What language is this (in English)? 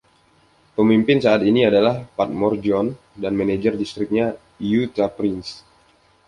Indonesian